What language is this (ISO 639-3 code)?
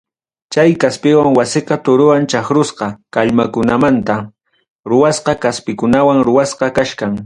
quy